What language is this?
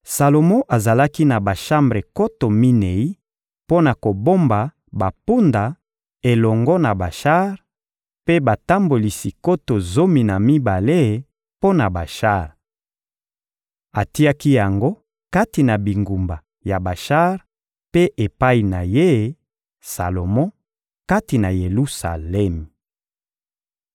Lingala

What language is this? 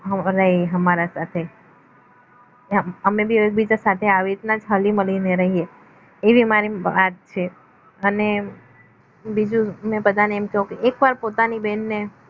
Gujarati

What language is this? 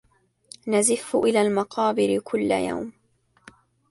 Arabic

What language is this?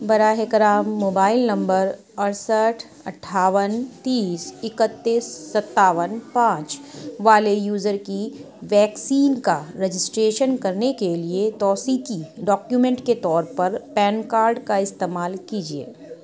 Urdu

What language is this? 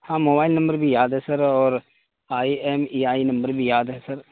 Urdu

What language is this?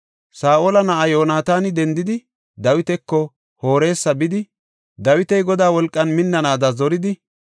Gofa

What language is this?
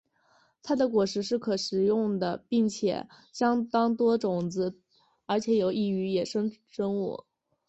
Chinese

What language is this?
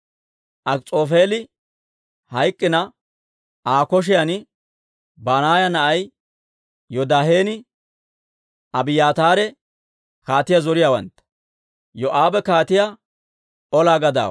Dawro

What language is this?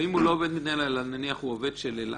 Hebrew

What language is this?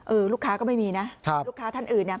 Thai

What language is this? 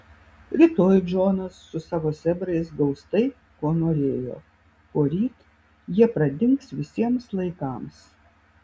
Lithuanian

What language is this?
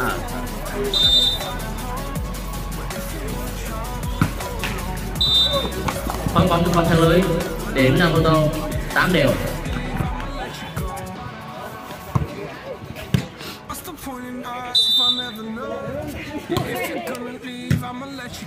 Vietnamese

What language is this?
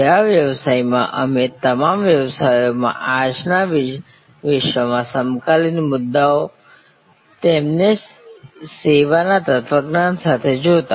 Gujarati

